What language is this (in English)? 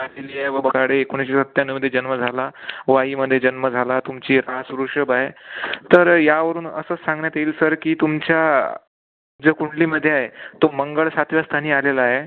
Marathi